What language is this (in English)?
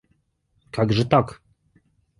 Russian